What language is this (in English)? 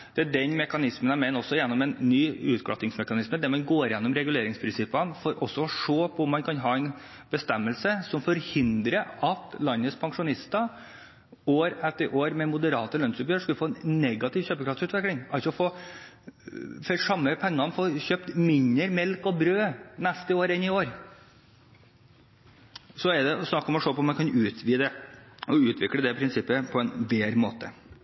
Norwegian Bokmål